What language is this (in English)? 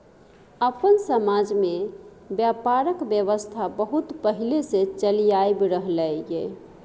Maithili